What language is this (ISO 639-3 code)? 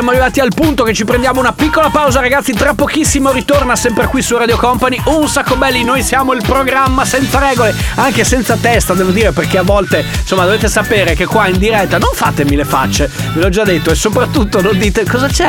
ita